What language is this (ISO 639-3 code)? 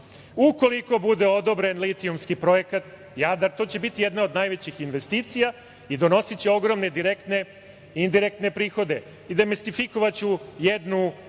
srp